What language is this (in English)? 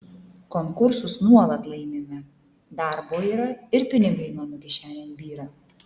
Lithuanian